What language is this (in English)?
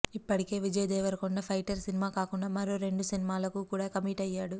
Telugu